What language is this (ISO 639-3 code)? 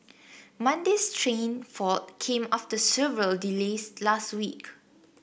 eng